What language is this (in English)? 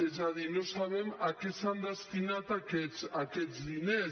Catalan